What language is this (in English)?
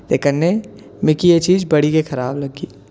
Dogri